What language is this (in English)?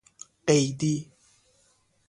Persian